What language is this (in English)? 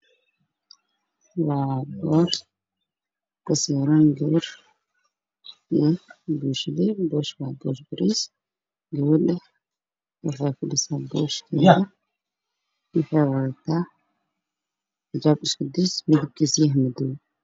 Somali